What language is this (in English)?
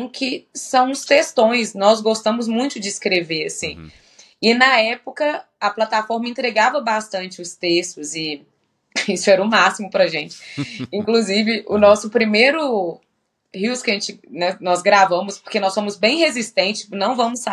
Portuguese